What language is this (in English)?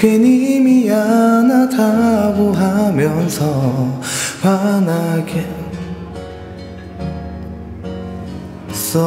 Korean